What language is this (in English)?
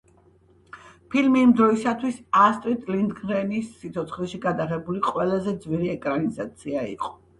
Georgian